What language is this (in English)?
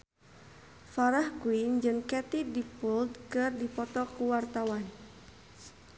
Sundanese